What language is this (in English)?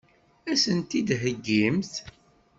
Kabyle